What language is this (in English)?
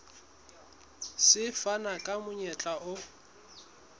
Southern Sotho